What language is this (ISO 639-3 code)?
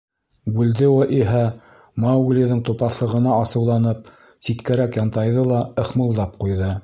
bak